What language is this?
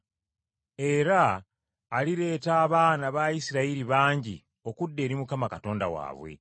Ganda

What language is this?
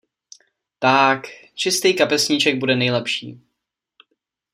Czech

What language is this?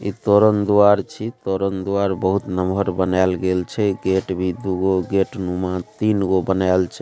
Maithili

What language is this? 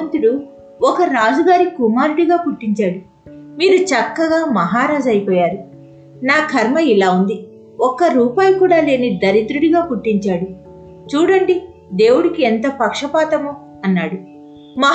Telugu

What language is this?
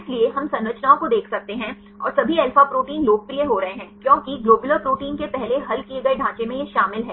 Hindi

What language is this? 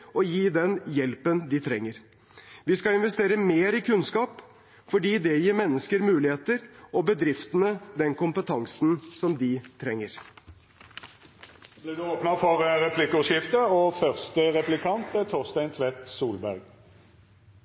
Norwegian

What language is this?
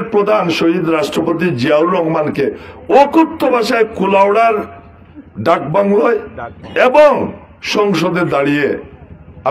Polish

